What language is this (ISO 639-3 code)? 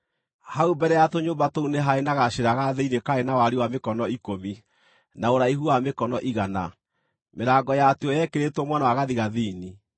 kik